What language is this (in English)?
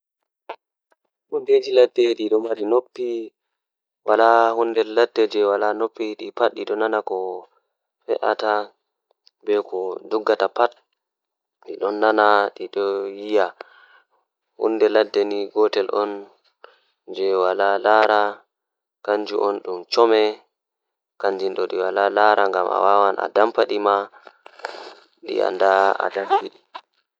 Fula